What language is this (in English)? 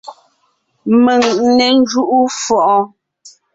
Ngiemboon